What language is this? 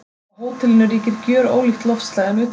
Icelandic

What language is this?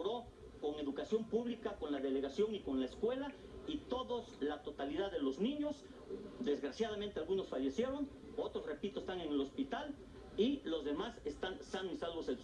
Spanish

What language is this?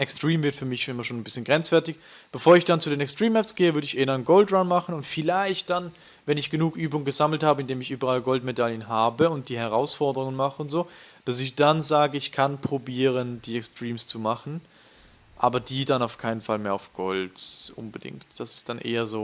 German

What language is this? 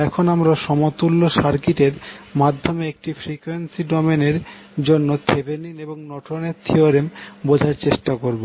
Bangla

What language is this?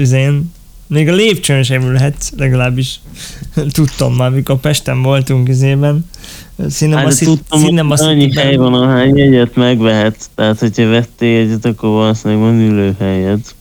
Hungarian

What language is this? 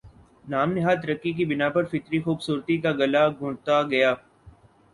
Urdu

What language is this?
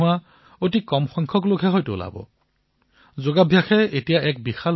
Assamese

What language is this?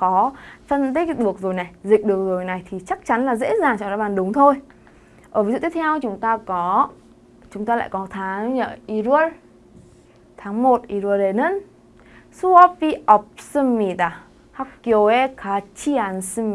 Vietnamese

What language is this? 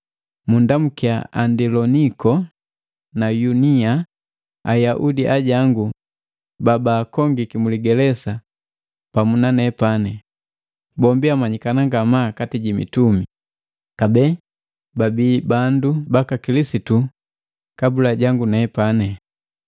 Matengo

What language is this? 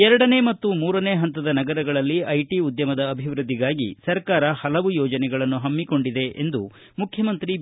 Kannada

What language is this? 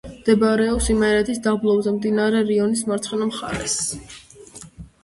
Georgian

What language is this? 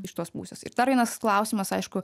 Lithuanian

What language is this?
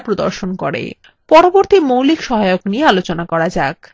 Bangla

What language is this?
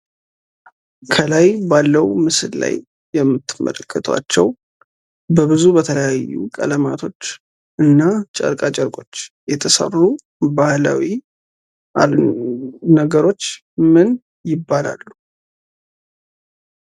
Amharic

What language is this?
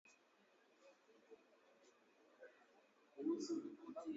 Swahili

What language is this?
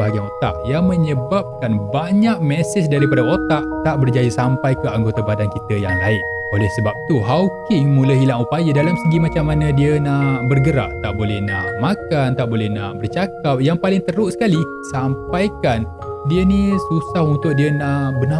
Malay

